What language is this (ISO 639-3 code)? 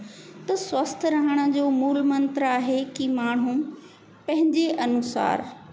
snd